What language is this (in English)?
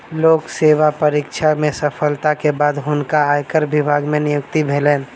Maithili